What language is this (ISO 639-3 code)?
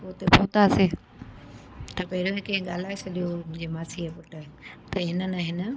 snd